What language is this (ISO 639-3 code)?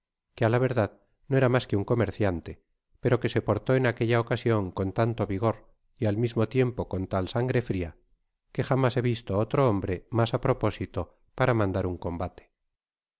spa